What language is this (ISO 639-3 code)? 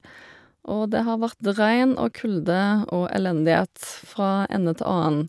nor